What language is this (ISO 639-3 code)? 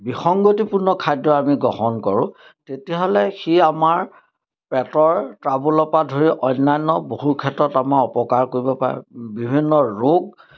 asm